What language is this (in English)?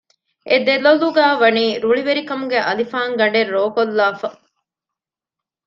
Divehi